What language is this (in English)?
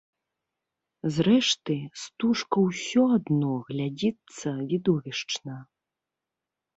Belarusian